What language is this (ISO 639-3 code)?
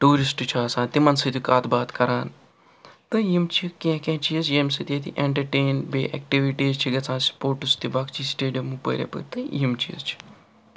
kas